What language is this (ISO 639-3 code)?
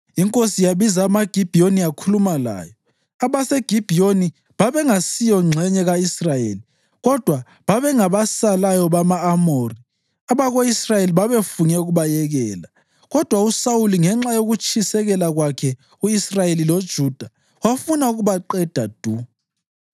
nde